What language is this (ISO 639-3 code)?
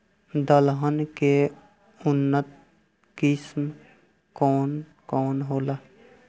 bho